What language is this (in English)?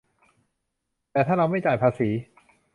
Thai